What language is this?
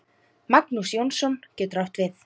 Icelandic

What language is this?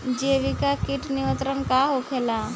Bhojpuri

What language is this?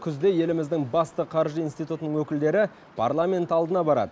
Kazakh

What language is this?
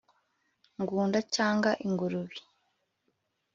Kinyarwanda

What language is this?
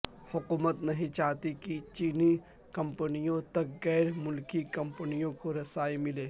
Urdu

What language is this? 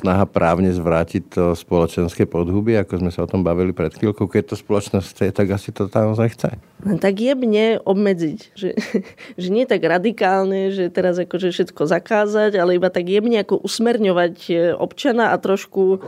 Slovak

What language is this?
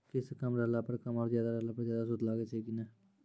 Maithili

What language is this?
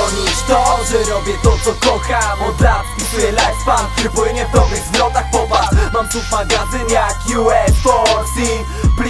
Polish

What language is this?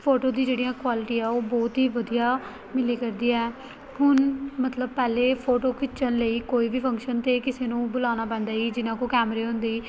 Punjabi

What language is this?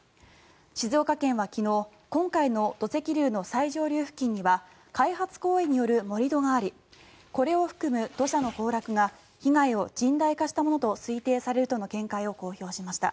Japanese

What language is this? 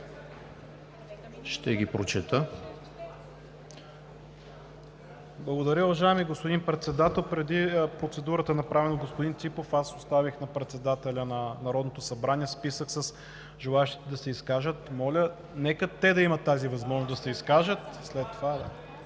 Bulgarian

